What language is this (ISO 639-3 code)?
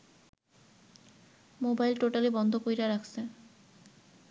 ben